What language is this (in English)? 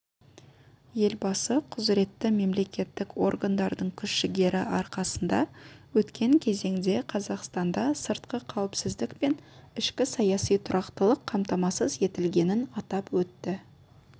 Kazakh